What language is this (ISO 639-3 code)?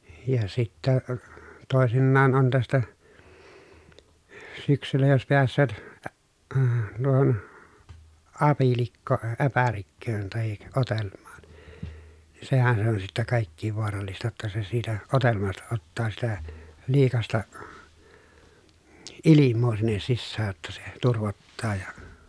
fin